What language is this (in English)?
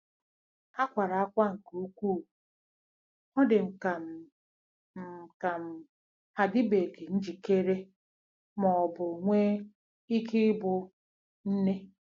Igbo